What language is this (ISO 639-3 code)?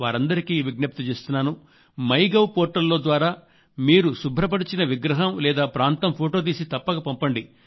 tel